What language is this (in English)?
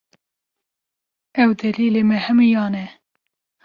Kurdish